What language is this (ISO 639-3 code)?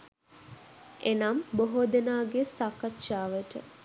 sin